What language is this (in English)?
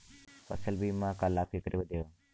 Bhojpuri